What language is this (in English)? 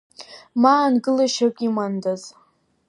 Abkhazian